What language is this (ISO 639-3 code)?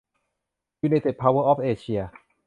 tha